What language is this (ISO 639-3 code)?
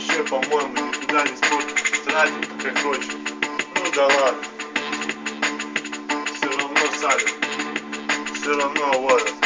rus